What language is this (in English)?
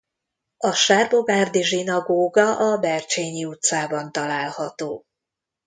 Hungarian